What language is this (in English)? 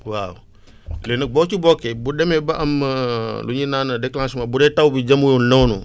Wolof